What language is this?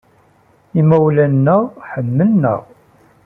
Kabyle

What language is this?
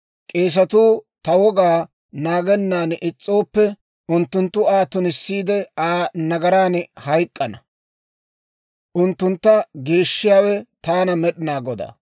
Dawro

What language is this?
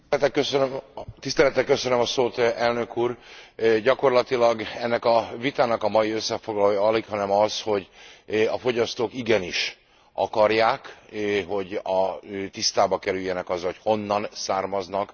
Hungarian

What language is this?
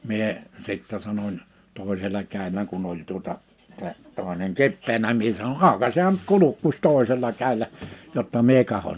Finnish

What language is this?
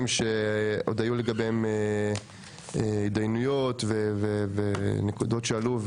Hebrew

